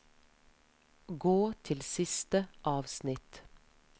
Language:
Norwegian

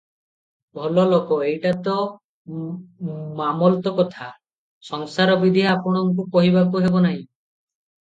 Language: Odia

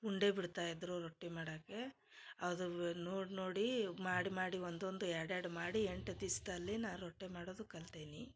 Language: Kannada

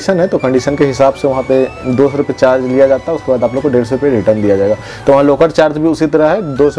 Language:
Hindi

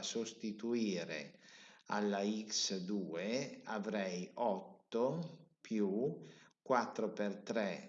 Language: Italian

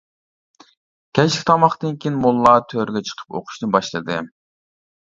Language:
Uyghur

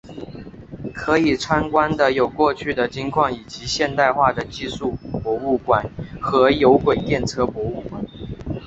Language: Chinese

